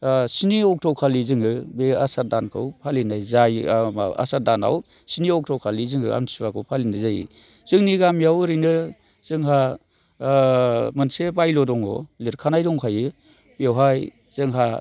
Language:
Bodo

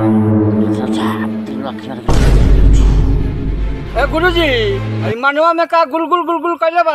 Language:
Arabic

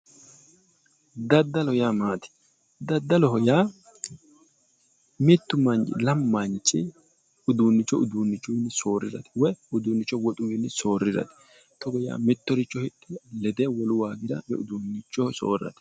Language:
Sidamo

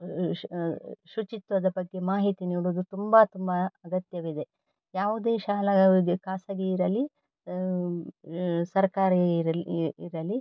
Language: Kannada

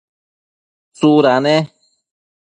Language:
Matsés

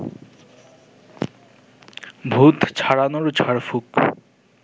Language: Bangla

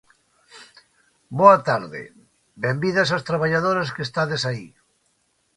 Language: Galician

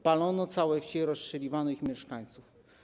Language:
Polish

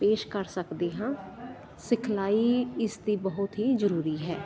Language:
Punjabi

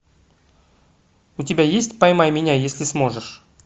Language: Russian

